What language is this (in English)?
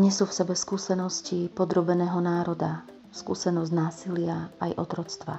Slovak